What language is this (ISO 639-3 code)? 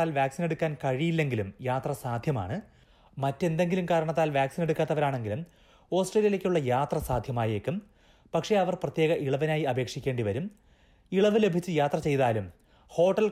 mal